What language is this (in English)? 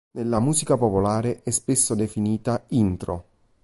Italian